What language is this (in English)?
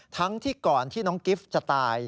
Thai